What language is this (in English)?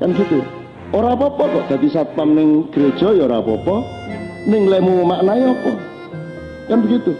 Indonesian